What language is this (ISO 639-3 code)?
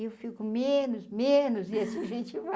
por